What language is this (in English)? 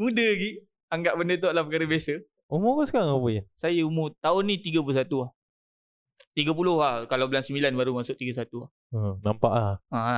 Malay